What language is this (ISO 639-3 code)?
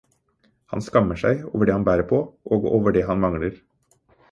nob